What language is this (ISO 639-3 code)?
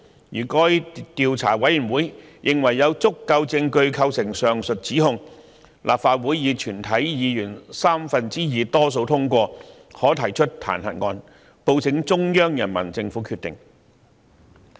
yue